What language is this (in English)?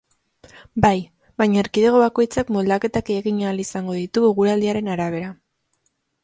Basque